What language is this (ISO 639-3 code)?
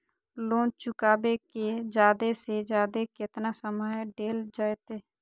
mag